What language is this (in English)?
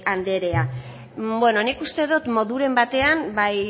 Basque